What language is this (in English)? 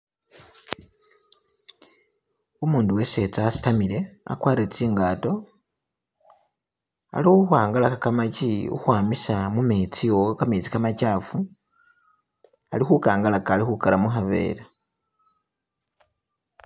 Masaaba